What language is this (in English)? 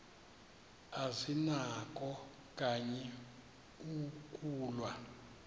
Xhosa